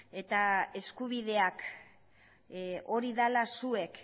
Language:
Basque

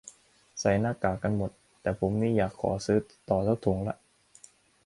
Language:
Thai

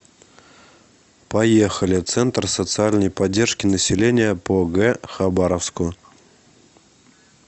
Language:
Russian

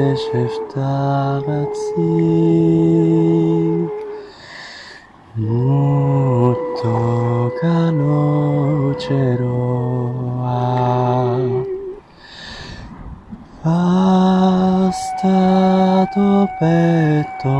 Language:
French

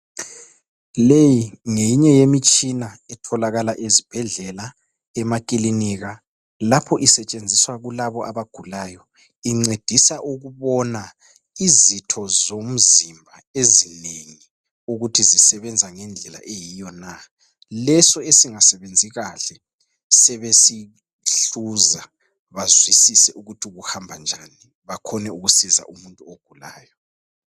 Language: North Ndebele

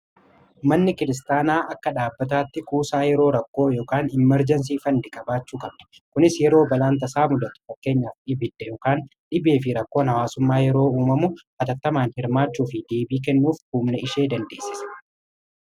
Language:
Oromo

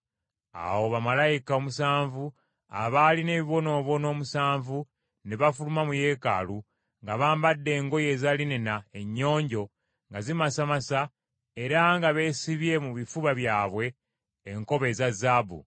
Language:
Ganda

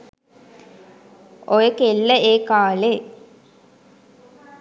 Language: Sinhala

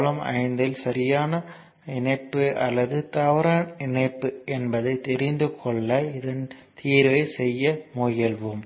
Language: Tamil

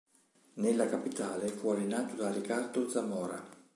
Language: Italian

